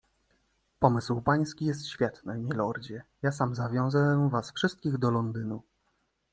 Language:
Polish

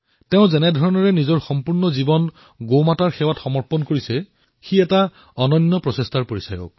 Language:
Assamese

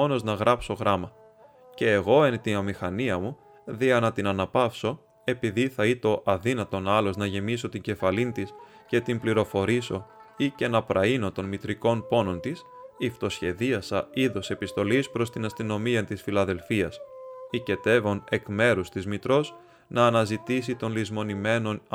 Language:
Greek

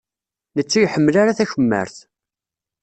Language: Kabyle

